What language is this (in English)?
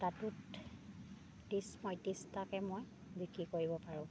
Assamese